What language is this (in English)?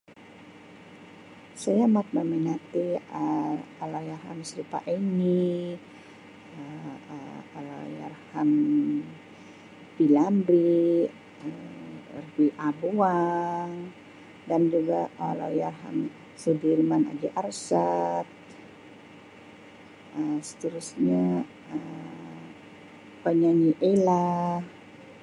Sabah Malay